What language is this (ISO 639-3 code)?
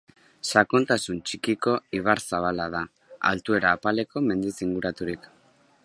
eus